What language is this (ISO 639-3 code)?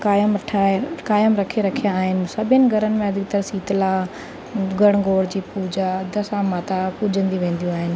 snd